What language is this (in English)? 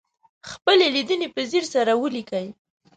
Pashto